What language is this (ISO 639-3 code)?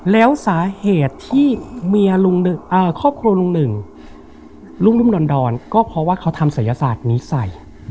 tha